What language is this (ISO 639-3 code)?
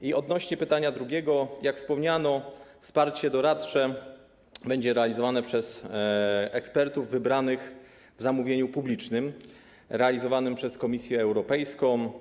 pol